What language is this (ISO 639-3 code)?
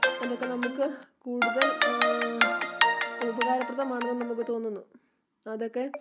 mal